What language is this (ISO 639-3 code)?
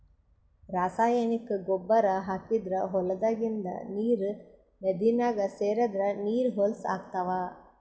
kan